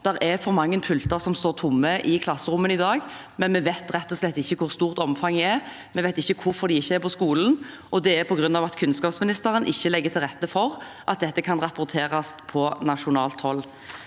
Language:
Norwegian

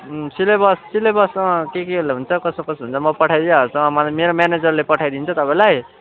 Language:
Nepali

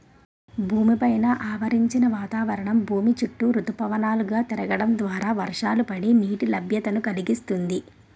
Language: Telugu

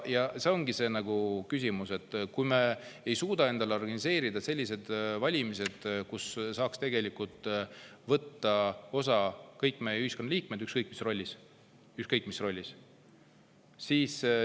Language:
Estonian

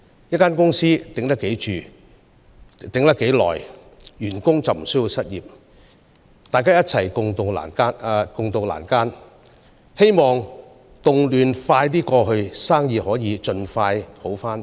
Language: Cantonese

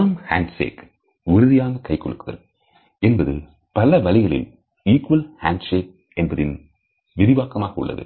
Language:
Tamil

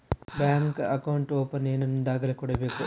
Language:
Kannada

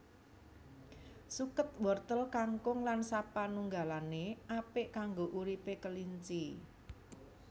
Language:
Javanese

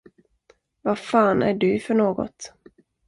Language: Swedish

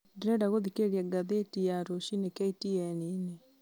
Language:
Kikuyu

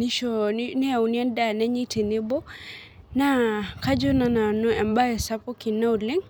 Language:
Masai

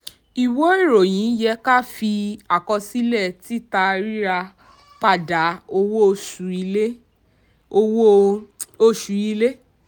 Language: Yoruba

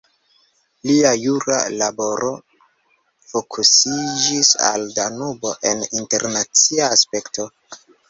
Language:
Esperanto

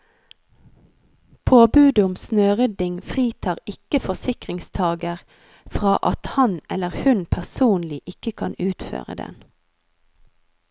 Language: Norwegian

